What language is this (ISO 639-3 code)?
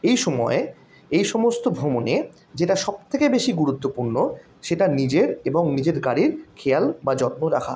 ben